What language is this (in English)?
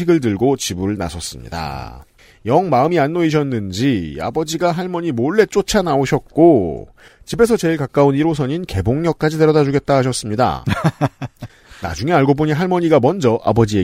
Korean